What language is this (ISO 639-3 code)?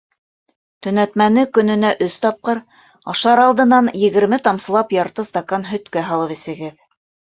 bak